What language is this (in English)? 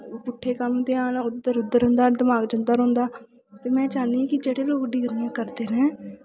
Dogri